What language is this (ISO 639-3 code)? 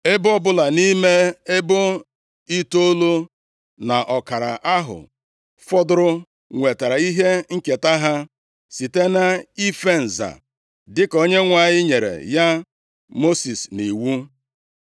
ibo